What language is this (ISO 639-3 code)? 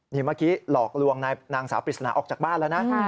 tha